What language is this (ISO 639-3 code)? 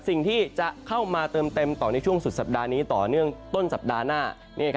tha